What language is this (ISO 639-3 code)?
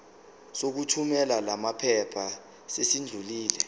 zul